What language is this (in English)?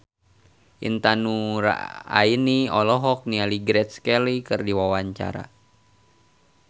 Sundanese